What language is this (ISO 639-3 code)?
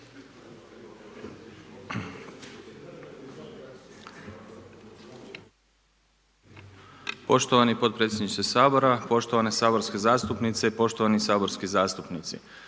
hrv